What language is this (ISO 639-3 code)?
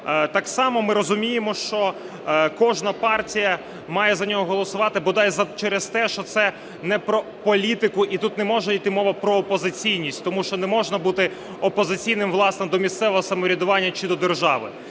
ukr